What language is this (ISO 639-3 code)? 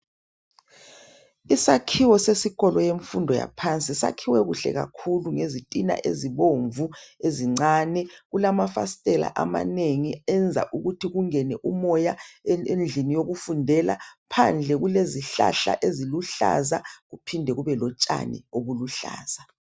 nde